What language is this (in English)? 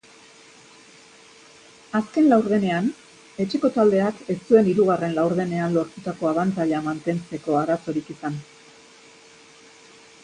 Basque